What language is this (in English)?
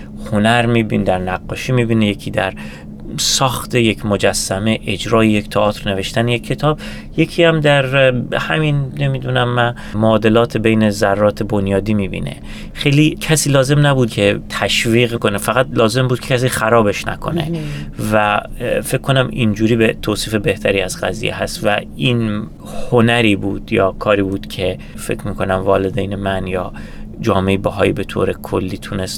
Persian